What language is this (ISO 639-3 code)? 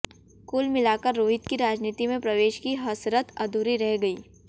hin